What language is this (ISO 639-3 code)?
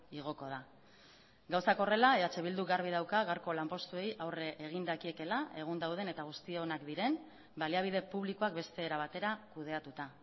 eus